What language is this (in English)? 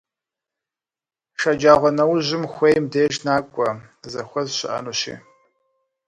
Kabardian